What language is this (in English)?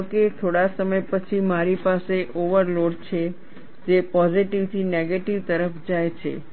Gujarati